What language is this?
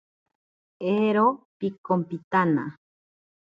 Ashéninka Perené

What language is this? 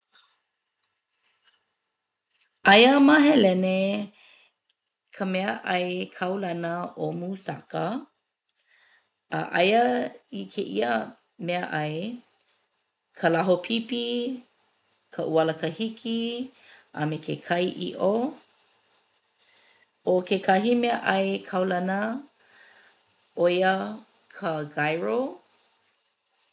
Hawaiian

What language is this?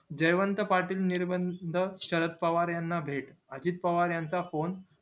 Marathi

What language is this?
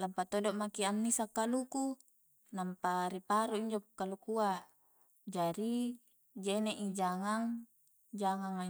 Coastal Konjo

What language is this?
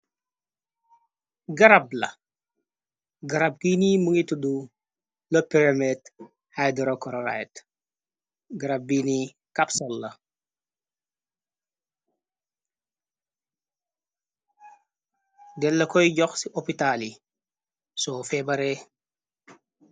Wolof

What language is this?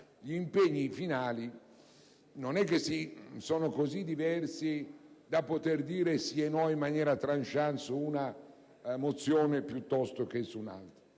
Italian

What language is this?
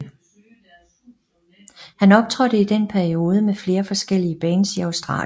Danish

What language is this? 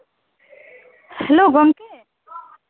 Santali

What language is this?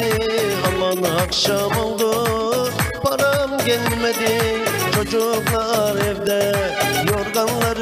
Turkish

